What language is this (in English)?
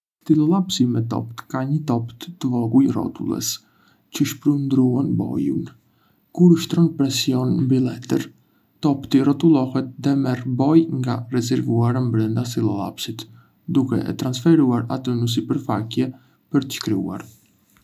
Arbëreshë Albanian